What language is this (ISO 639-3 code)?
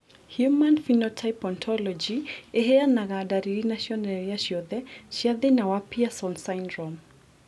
kik